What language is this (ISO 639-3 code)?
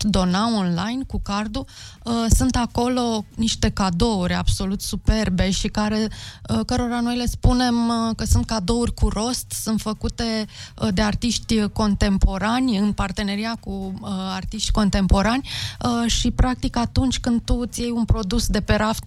ron